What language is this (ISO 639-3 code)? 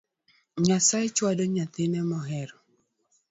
luo